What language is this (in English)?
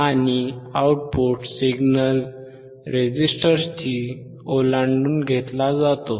Marathi